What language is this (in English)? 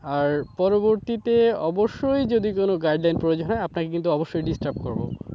Bangla